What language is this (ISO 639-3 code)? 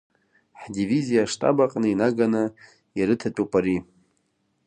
abk